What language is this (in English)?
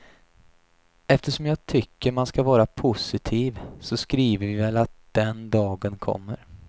Swedish